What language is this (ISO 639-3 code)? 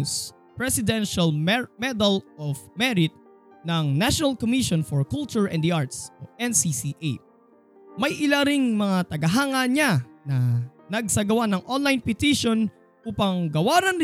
fil